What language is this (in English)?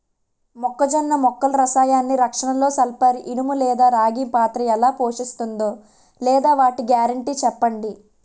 Telugu